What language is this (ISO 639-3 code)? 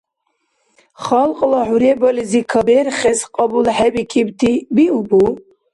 dar